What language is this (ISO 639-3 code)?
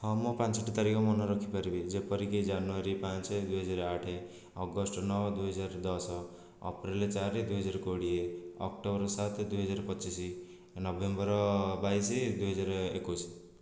ori